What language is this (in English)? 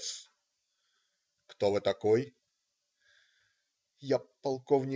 Russian